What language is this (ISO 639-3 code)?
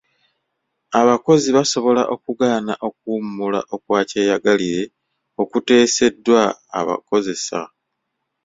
lug